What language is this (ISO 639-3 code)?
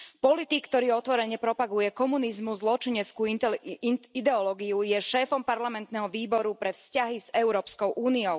slk